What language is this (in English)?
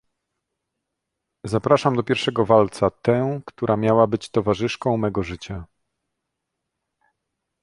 Polish